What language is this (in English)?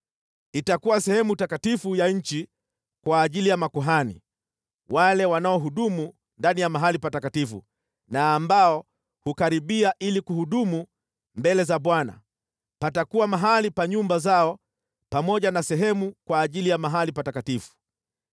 Swahili